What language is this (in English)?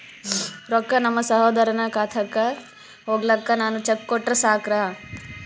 Kannada